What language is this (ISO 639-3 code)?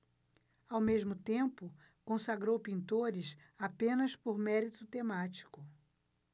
por